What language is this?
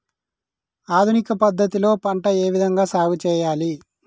Telugu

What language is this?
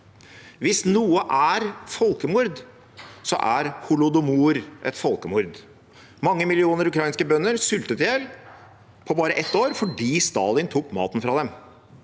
Norwegian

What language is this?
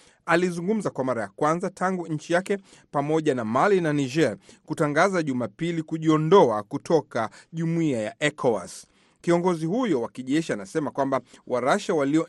Swahili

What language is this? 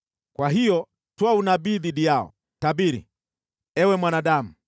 Swahili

